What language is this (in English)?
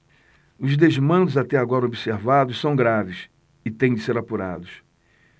Portuguese